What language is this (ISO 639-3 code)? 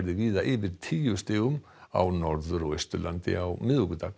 isl